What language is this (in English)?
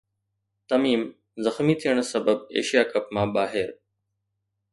Sindhi